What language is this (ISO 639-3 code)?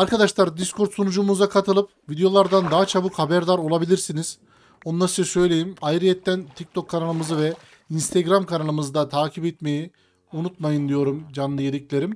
tur